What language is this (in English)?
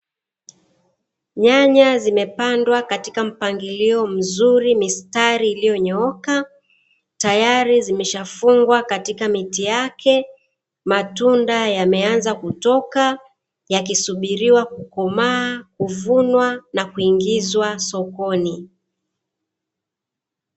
Swahili